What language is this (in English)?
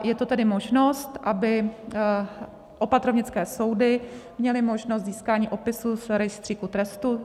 Czech